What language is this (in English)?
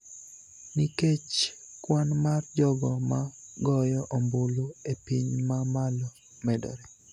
Luo (Kenya and Tanzania)